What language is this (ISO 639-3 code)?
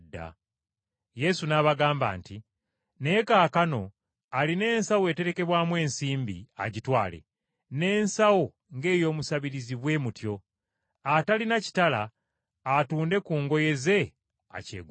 lug